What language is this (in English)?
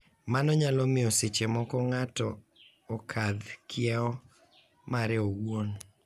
Luo (Kenya and Tanzania)